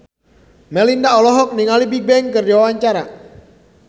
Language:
Sundanese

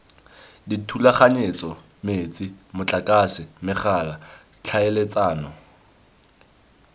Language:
Tswana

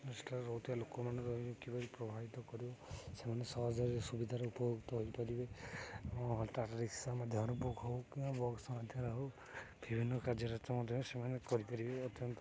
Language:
Odia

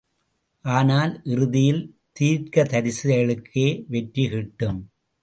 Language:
Tamil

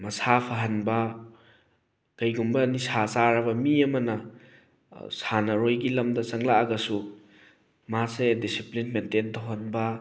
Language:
Manipuri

